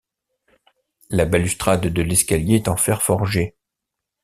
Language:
French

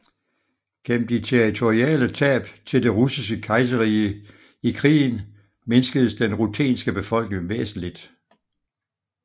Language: Danish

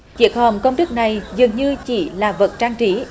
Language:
Vietnamese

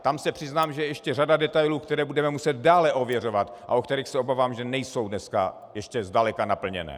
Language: Czech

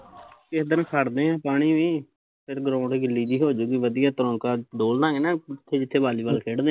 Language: Punjabi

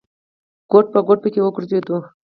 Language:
Pashto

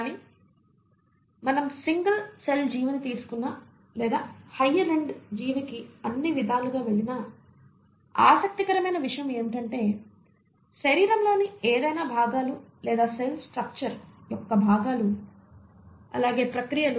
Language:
Telugu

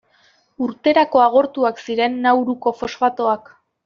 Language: Basque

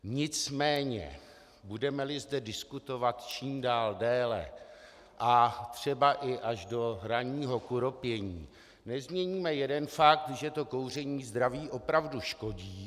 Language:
Czech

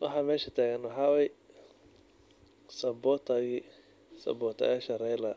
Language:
Somali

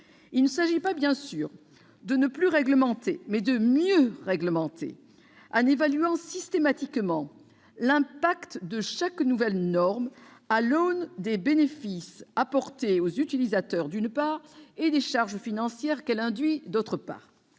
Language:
French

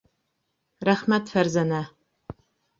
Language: Bashkir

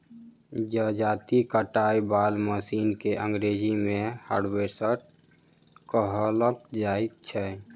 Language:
Maithili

